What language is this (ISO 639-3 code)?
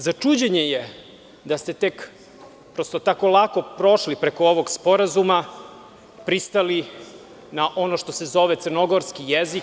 srp